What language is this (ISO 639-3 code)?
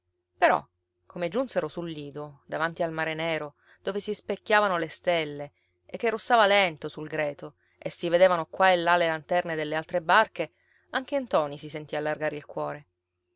ita